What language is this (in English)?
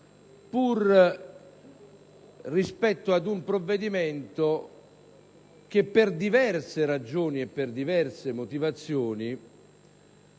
Italian